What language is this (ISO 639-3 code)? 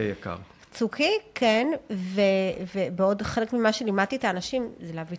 heb